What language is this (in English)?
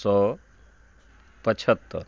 Maithili